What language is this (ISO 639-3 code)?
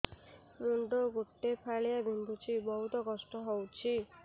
ori